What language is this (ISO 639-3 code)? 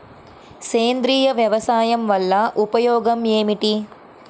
tel